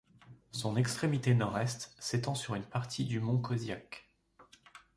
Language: French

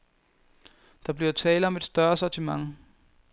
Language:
Danish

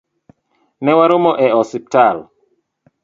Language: Luo (Kenya and Tanzania)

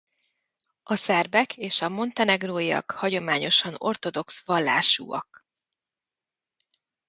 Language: Hungarian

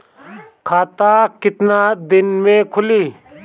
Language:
Bhojpuri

